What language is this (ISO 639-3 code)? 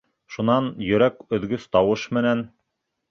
bak